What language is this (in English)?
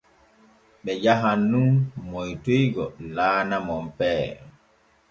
Borgu Fulfulde